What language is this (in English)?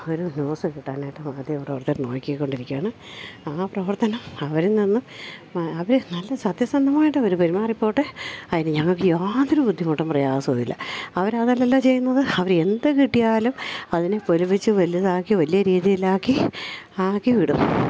Malayalam